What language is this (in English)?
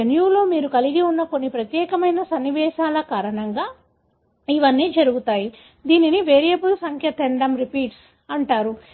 Telugu